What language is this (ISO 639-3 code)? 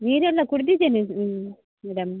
kan